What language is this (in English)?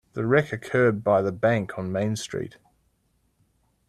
English